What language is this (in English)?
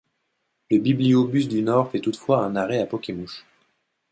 French